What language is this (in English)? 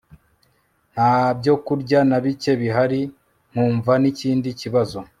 Kinyarwanda